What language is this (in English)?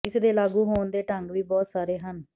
Punjabi